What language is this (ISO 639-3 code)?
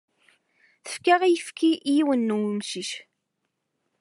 kab